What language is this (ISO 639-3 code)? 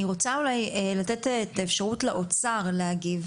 heb